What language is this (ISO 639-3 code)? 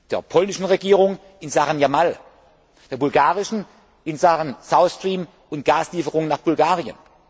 deu